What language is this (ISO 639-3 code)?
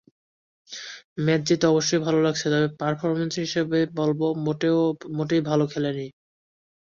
ben